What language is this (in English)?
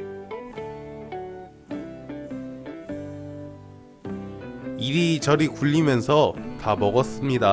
Korean